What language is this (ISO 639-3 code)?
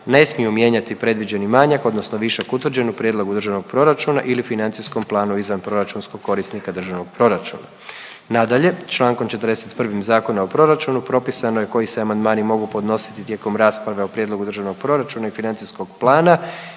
hrv